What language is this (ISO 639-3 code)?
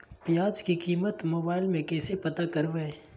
mag